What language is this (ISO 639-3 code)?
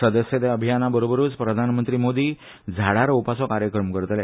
kok